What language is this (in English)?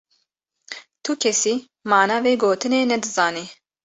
Kurdish